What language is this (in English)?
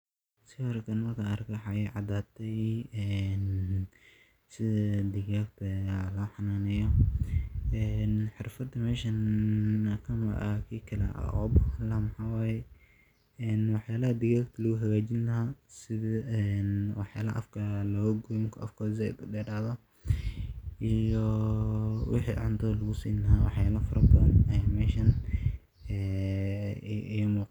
Somali